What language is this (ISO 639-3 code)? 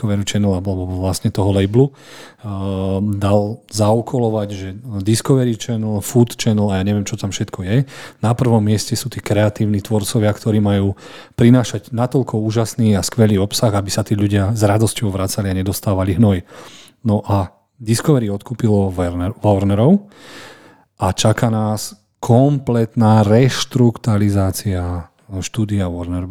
slk